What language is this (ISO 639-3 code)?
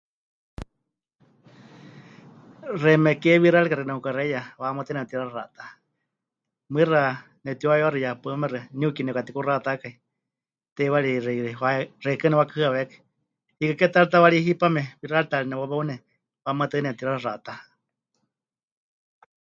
hch